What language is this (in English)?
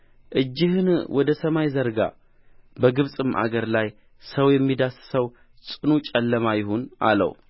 Amharic